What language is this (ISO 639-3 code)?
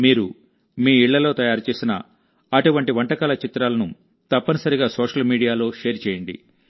tel